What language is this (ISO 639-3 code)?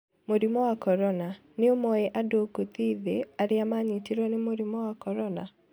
kik